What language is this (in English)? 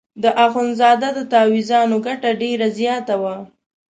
Pashto